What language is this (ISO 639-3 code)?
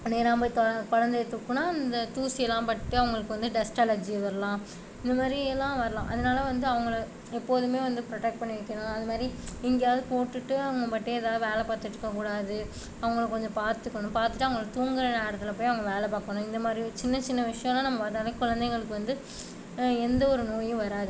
tam